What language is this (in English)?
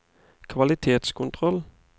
Norwegian